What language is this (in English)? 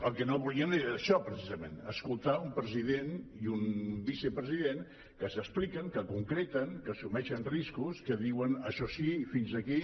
Catalan